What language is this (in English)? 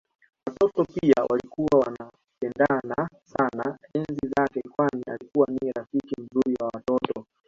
Swahili